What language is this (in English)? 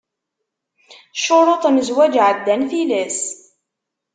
Kabyle